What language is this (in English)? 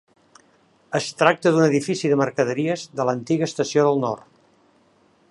Catalan